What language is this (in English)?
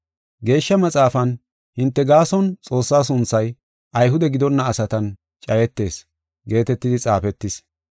Gofa